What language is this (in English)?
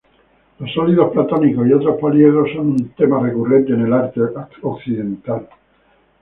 Spanish